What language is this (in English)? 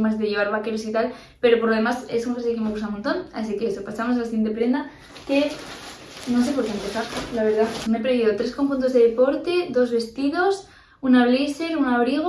Spanish